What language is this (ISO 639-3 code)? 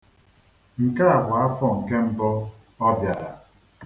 ibo